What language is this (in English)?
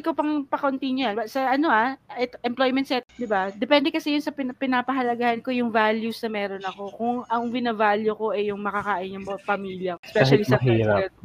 Filipino